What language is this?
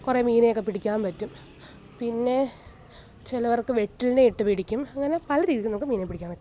Malayalam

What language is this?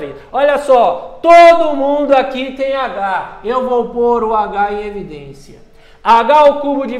Portuguese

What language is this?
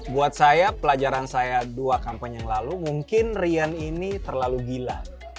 Indonesian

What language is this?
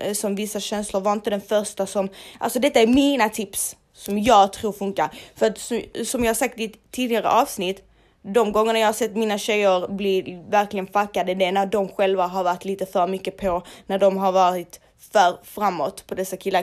Swedish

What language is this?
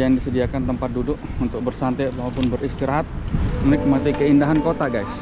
Indonesian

